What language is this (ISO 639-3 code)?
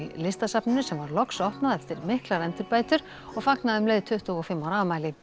isl